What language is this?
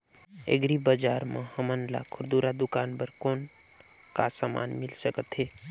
Chhattisgarhi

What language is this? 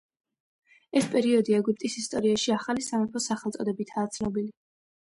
Georgian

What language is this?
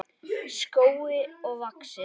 Icelandic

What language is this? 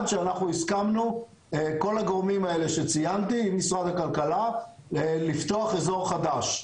Hebrew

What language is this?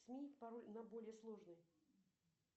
Russian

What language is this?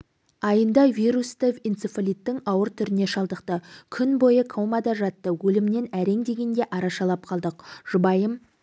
Kazakh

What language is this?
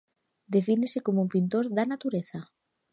Galician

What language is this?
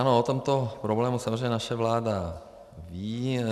Czech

